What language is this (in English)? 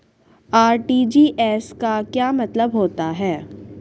Hindi